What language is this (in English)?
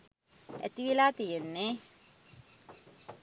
Sinhala